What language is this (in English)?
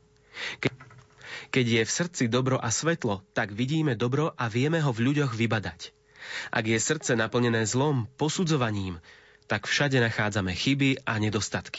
Slovak